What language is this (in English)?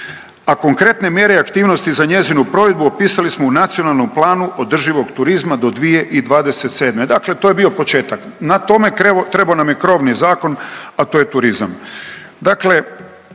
Croatian